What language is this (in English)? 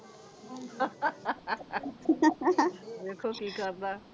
Punjabi